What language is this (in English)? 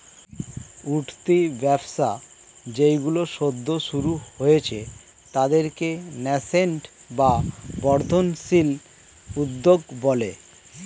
Bangla